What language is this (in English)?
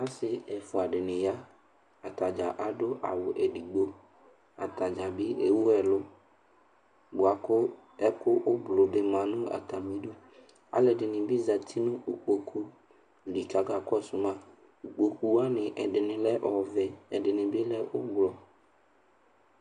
Ikposo